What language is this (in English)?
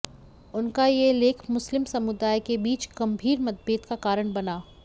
Hindi